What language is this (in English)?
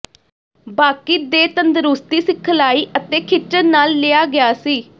Punjabi